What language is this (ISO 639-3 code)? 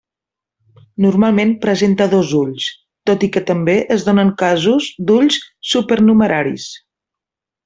cat